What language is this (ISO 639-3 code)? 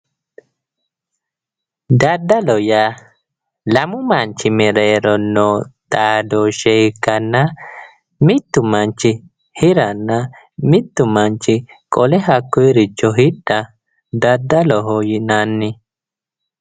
sid